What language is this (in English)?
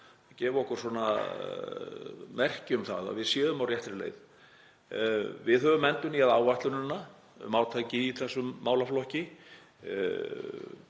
Icelandic